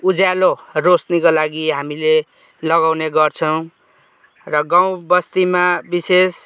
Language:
Nepali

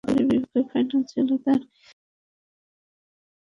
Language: Bangla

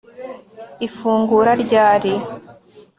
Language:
Kinyarwanda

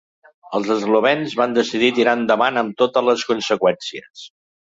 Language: Catalan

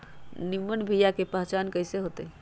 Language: Magahi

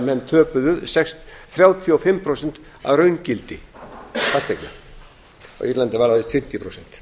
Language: Icelandic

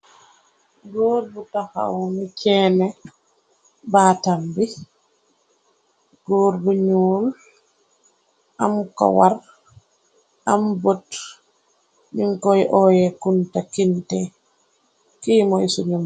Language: Wolof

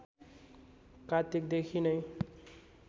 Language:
Nepali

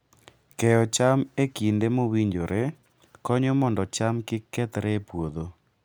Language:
Luo (Kenya and Tanzania)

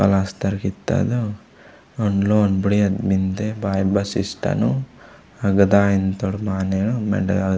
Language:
Gondi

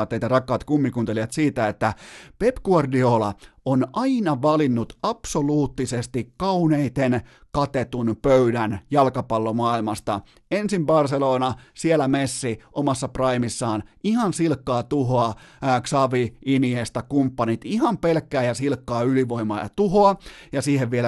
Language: Finnish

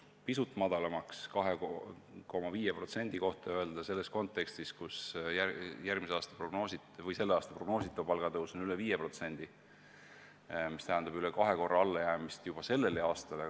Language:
Estonian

